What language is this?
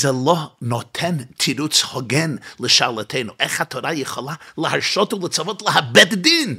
Hebrew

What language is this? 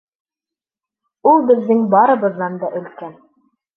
Bashkir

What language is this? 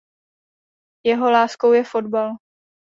Czech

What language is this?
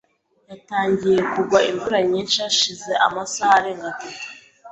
Kinyarwanda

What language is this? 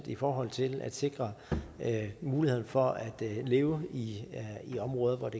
Danish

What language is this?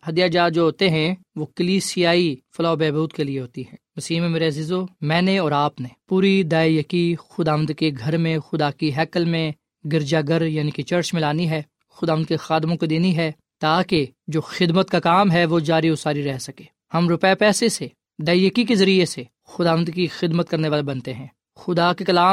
Urdu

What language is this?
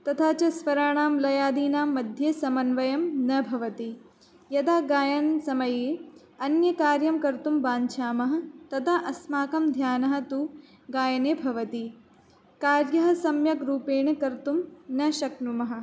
Sanskrit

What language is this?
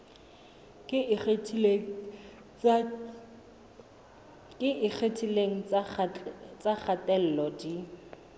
Southern Sotho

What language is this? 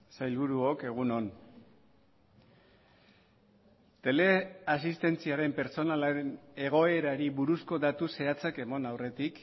Basque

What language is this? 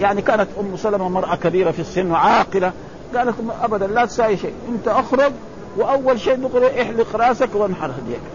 Arabic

